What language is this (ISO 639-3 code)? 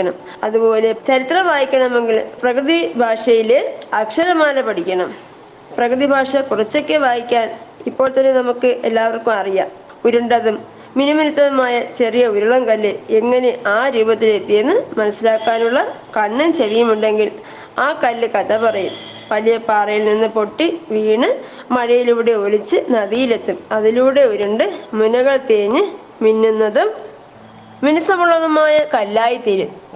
mal